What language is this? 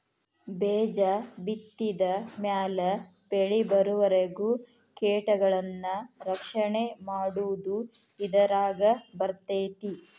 Kannada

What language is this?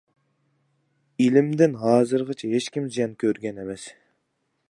Uyghur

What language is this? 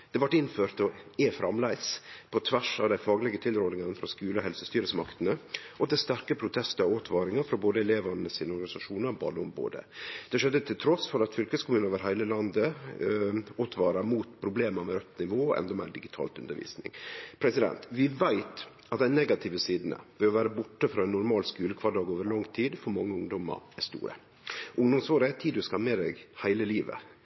Norwegian Nynorsk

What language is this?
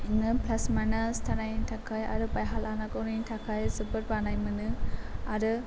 Bodo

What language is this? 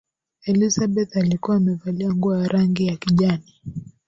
Swahili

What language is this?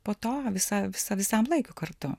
Lithuanian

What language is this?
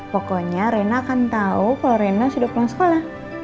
Indonesian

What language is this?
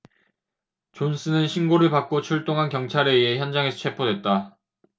Korean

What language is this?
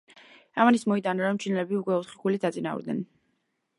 Georgian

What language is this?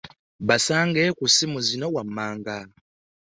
Ganda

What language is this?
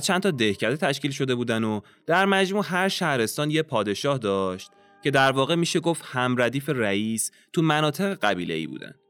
Persian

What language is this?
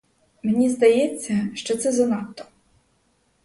Ukrainian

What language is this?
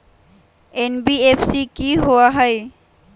Magahi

